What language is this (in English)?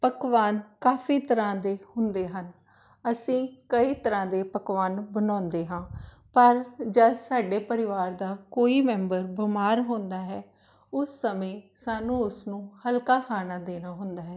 Punjabi